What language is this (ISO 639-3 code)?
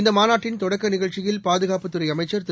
tam